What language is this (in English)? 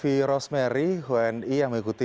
Indonesian